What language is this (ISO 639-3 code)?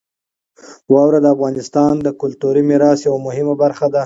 pus